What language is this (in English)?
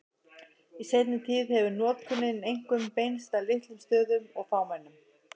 Icelandic